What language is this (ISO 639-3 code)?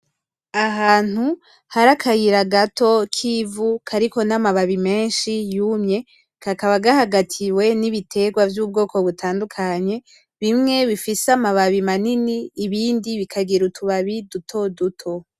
run